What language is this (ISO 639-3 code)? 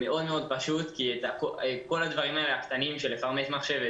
heb